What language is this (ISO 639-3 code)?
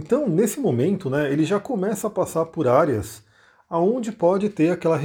por